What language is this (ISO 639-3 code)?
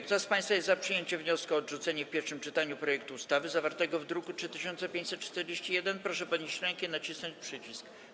pol